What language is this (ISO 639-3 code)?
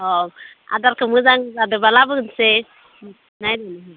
brx